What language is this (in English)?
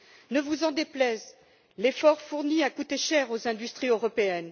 French